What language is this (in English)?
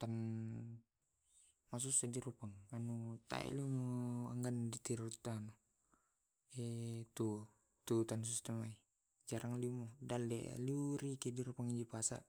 Tae'